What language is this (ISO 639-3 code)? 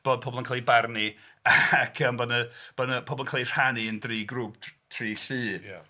cym